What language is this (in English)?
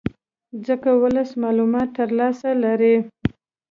Pashto